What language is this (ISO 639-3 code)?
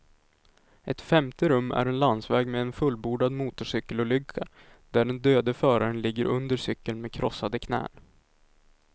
swe